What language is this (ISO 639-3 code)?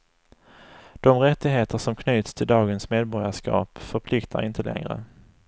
swe